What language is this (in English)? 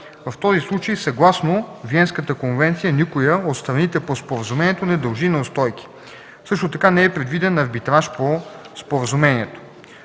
Bulgarian